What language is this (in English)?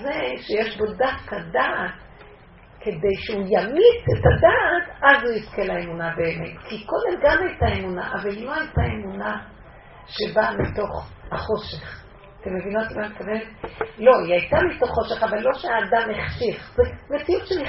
Hebrew